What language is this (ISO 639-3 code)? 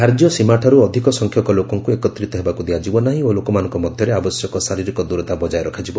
ori